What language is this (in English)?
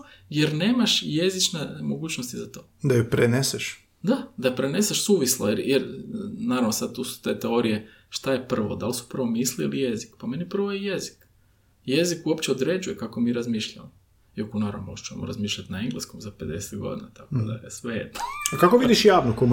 Croatian